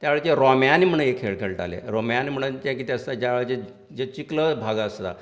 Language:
Konkani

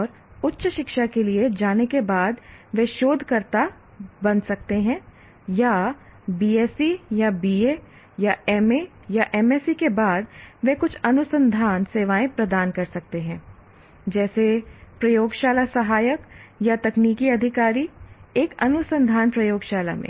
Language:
Hindi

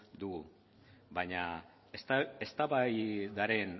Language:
Basque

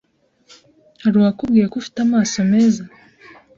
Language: Kinyarwanda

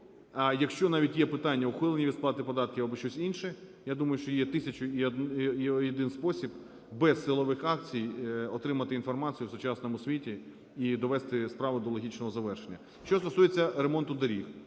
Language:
Ukrainian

